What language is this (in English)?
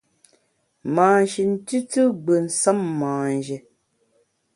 Bamun